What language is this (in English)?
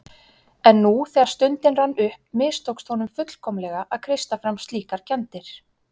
Icelandic